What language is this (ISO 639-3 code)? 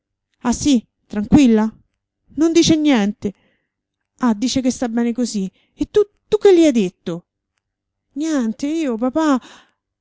ita